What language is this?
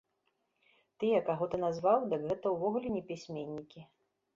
Belarusian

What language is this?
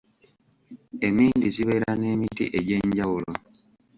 Ganda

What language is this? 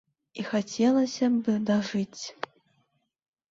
Belarusian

